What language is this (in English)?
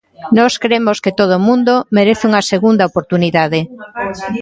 Galician